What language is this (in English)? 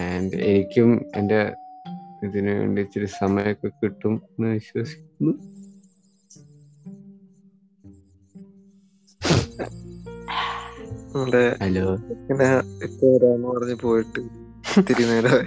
Malayalam